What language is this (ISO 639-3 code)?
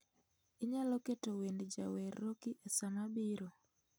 luo